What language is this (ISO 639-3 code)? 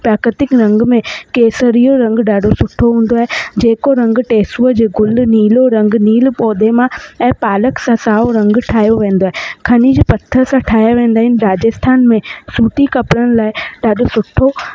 snd